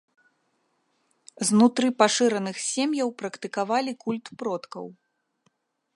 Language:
Belarusian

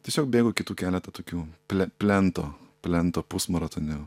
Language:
Lithuanian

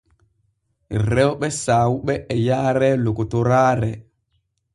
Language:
Borgu Fulfulde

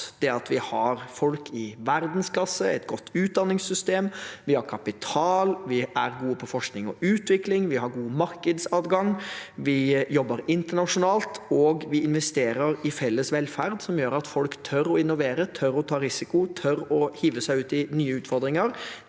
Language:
Norwegian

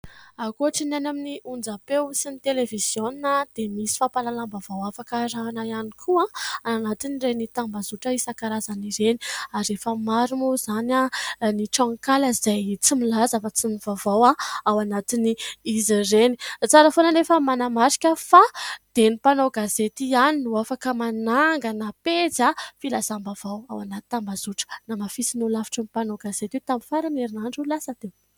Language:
Malagasy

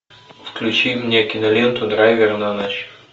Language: Russian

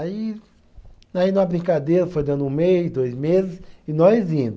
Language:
Portuguese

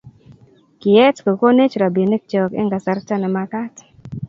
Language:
Kalenjin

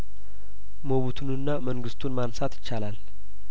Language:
Amharic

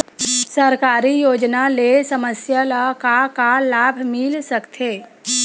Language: Chhattisgarhi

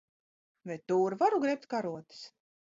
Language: Latvian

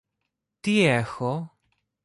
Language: Greek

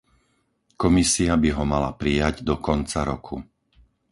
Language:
Slovak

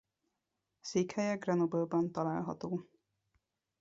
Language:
Hungarian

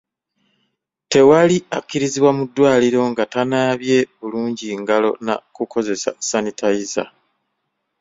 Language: Ganda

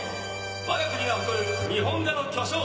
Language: Japanese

